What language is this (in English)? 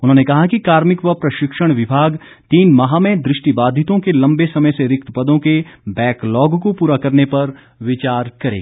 Hindi